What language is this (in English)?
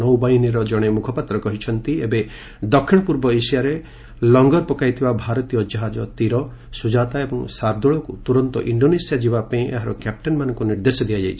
Odia